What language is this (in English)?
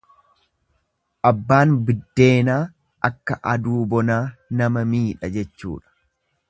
Oromo